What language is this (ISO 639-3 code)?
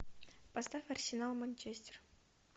rus